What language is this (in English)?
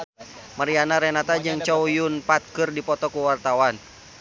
Sundanese